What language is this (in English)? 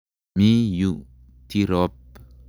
Kalenjin